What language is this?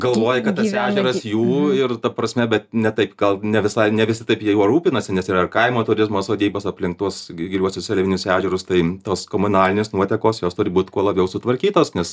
Lithuanian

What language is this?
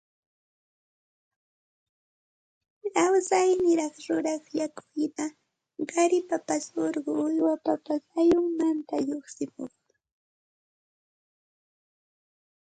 Santa Ana de Tusi Pasco Quechua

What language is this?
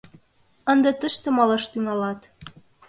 Mari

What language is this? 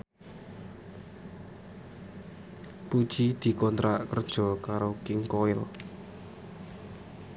Javanese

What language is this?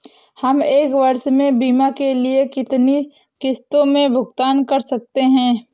Hindi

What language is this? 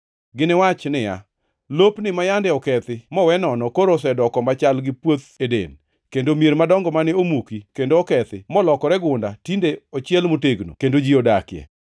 Luo (Kenya and Tanzania)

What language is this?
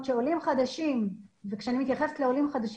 Hebrew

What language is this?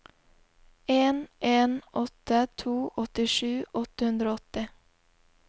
Norwegian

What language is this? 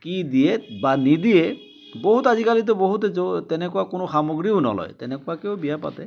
Assamese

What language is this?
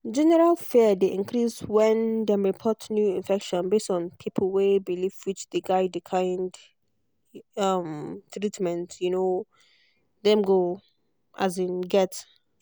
Nigerian Pidgin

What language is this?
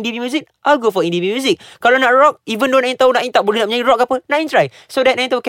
Malay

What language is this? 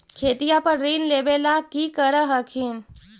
Magahi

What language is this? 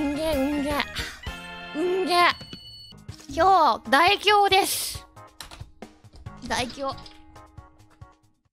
Japanese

